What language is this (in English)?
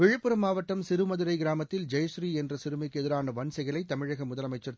Tamil